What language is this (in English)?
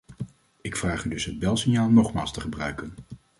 Dutch